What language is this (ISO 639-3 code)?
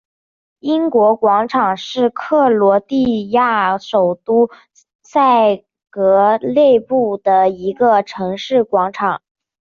zho